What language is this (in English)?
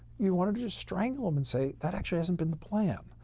English